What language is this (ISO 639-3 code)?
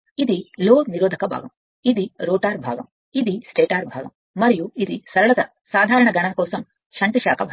tel